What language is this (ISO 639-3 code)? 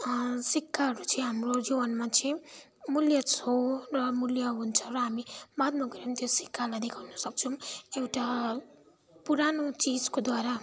nep